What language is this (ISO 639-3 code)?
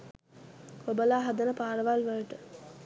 sin